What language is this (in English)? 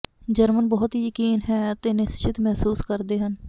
Punjabi